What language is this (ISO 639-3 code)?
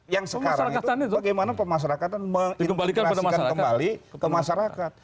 ind